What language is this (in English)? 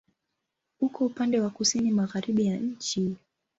Swahili